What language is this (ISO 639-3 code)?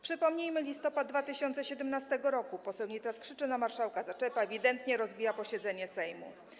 pol